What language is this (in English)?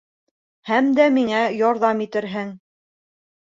Bashkir